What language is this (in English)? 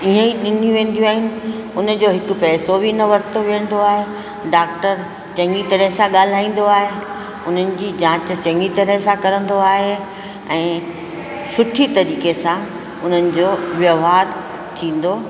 Sindhi